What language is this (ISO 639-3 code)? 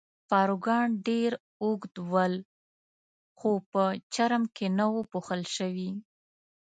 pus